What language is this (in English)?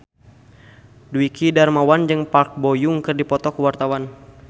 Sundanese